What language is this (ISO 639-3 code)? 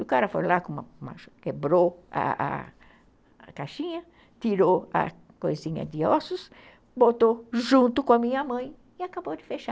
por